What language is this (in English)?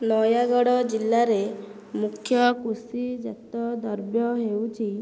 Odia